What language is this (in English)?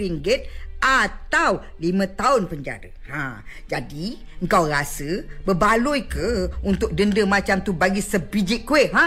Malay